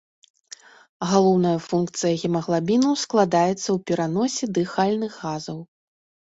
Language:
Belarusian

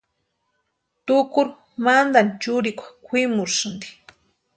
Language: Western Highland Purepecha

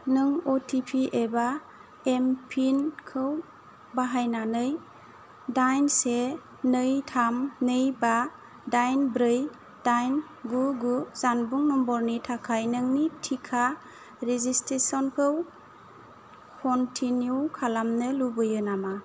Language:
Bodo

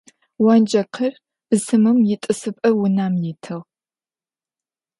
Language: Adyghe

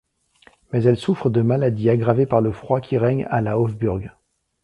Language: French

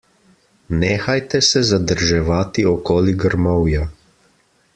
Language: Slovenian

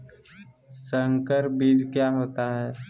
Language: Magahi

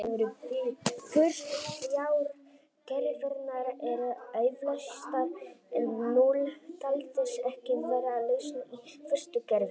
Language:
Icelandic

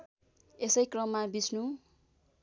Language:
Nepali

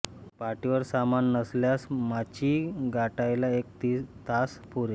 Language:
Marathi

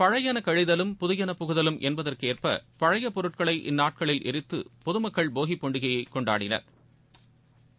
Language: Tamil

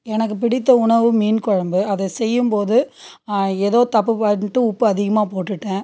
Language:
Tamil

